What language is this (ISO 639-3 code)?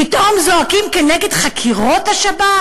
heb